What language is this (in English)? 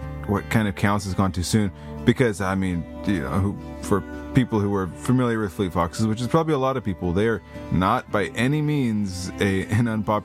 English